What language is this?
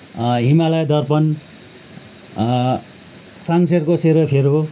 Nepali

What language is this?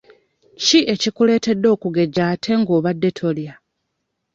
Ganda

